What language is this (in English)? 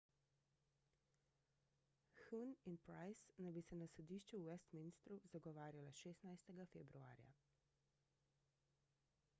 Slovenian